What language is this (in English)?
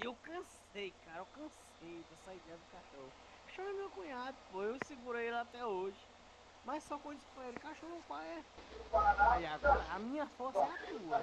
Portuguese